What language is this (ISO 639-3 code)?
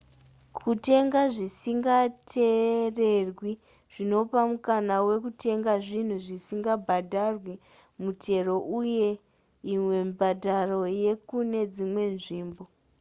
sna